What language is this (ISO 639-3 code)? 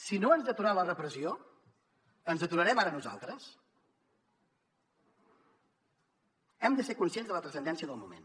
cat